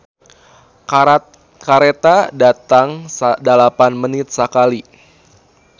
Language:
Sundanese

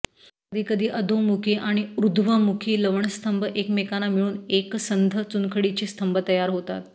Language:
Marathi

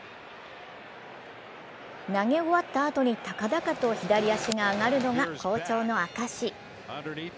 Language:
Japanese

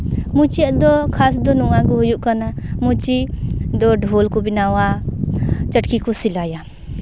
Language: Santali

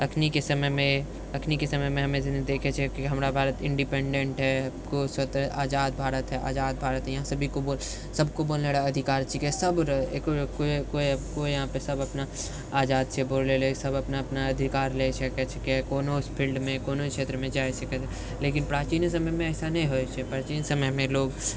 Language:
Maithili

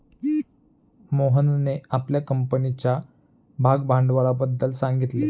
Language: Marathi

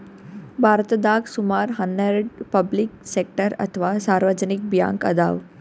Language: Kannada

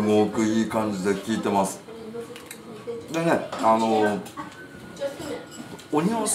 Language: Japanese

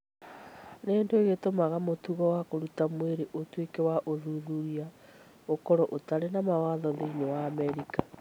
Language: Kikuyu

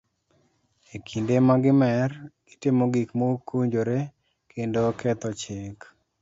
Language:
Luo (Kenya and Tanzania)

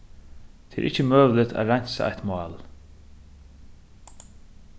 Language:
Faroese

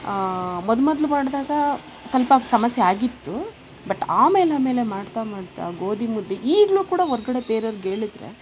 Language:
Kannada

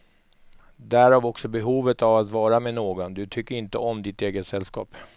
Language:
Swedish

